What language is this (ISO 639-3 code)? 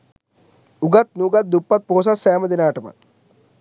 sin